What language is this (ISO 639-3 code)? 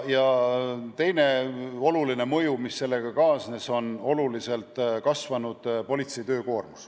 est